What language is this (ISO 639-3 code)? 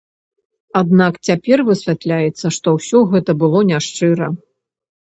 bel